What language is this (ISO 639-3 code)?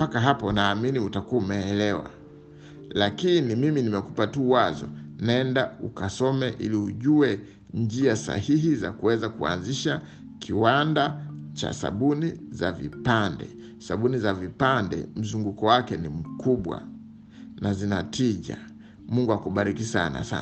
swa